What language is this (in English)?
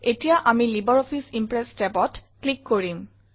Assamese